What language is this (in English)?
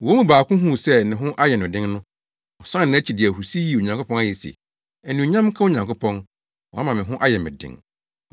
Akan